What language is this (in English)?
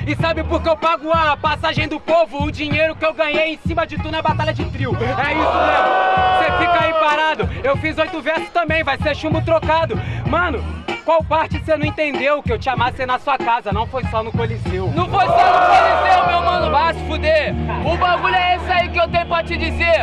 Portuguese